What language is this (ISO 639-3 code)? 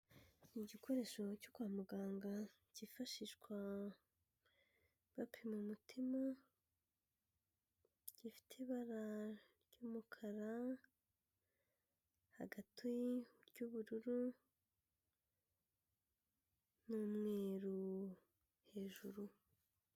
kin